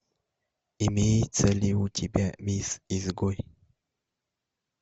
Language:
Russian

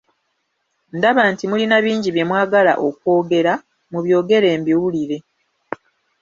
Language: Ganda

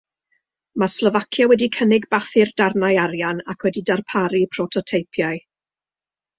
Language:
Welsh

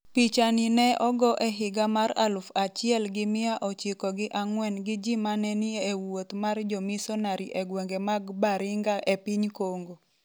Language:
Luo (Kenya and Tanzania)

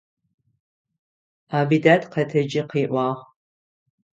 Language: Adyghe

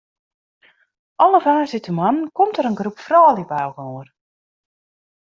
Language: Western Frisian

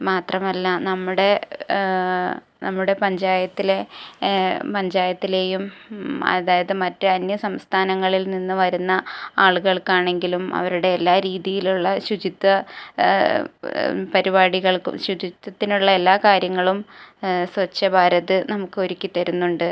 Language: Malayalam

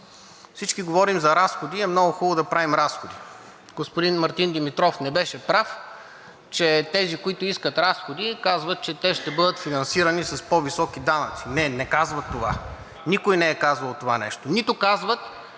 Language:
Bulgarian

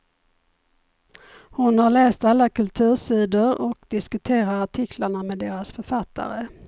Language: Swedish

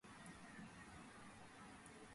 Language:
Georgian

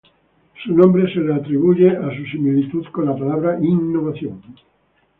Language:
Spanish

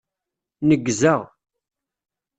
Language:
Kabyle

